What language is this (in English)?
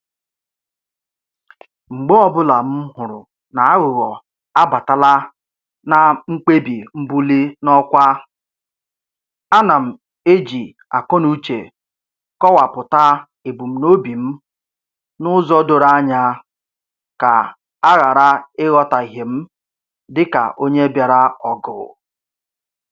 Igbo